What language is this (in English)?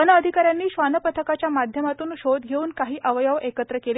Marathi